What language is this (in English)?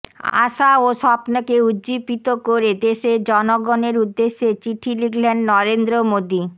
Bangla